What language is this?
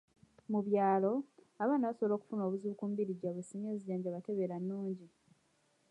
Ganda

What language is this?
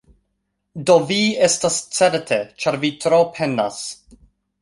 Esperanto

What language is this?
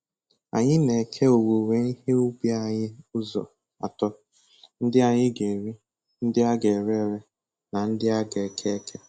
Igbo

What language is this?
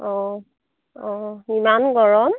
Assamese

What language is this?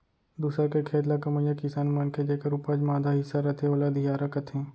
Chhattisgarhi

